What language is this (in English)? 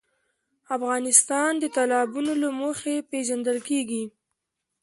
Pashto